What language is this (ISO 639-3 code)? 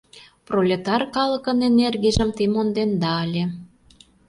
chm